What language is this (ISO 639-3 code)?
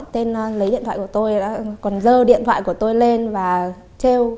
vie